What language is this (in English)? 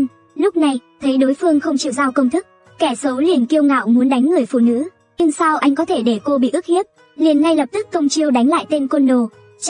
Vietnamese